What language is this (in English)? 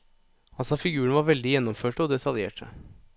Norwegian